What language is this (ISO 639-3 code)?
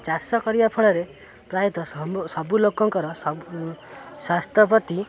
ori